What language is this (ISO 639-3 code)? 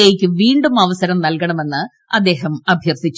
mal